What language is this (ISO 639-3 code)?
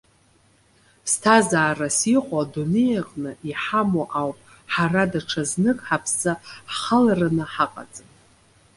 abk